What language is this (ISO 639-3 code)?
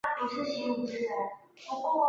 zho